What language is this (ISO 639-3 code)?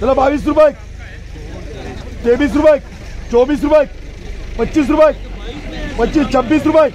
tur